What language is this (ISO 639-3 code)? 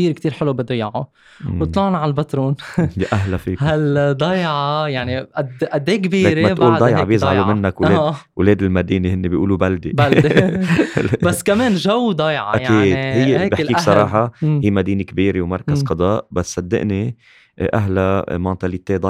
ara